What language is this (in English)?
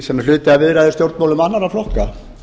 Icelandic